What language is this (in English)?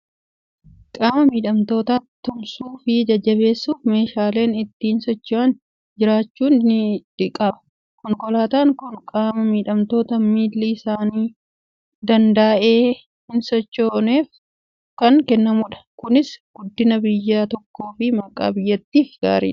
Oromo